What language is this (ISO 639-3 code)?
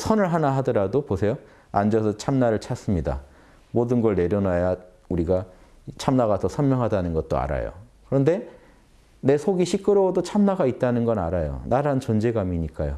kor